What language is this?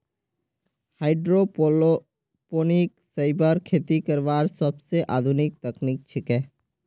Magahi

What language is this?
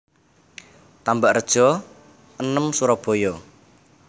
Javanese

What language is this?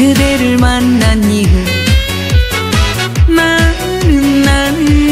Vietnamese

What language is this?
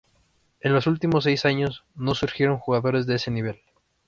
Spanish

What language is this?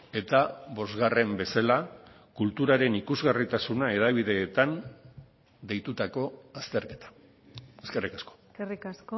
Basque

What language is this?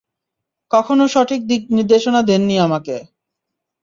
Bangla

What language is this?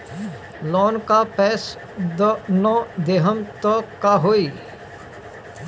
Bhojpuri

